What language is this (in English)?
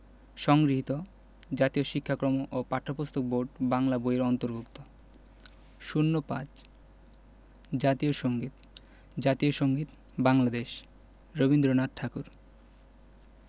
Bangla